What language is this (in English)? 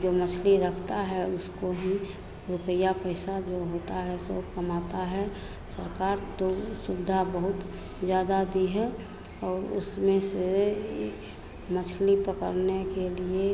Hindi